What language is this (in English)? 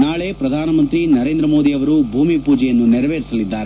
Kannada